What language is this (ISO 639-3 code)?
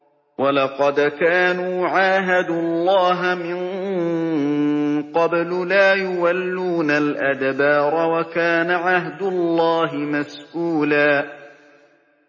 ara